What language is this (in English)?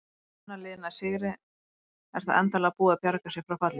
Icelandic